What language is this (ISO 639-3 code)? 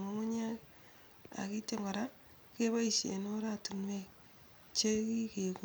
kln